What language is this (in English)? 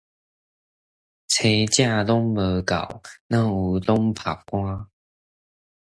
Min Nan Chinese